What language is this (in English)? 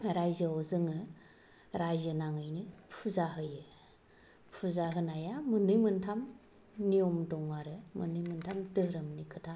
Bodo